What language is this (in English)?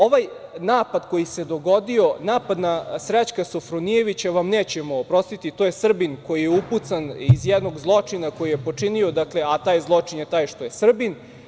Serbian